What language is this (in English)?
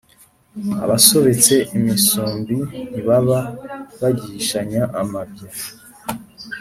Kinyarwanda